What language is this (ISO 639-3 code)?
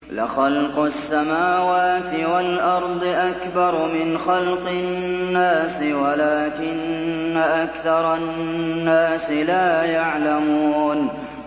ara